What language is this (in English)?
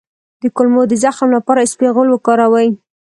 Pashto